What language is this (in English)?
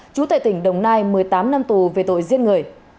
Vietnamese